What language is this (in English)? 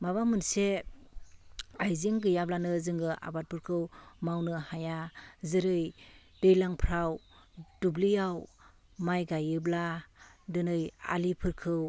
Bodo